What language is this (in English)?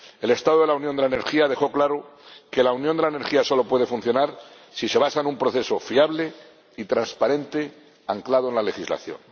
Spanish